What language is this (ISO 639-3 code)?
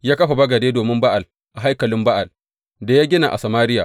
hau